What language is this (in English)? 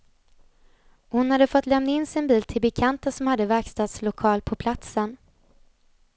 Swedish